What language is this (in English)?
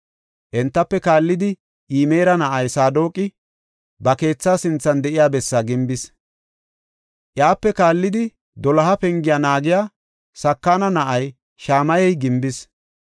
Gofa